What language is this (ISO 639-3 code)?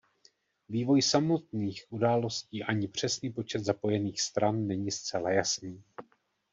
ces